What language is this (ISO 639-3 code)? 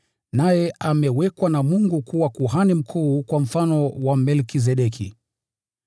swa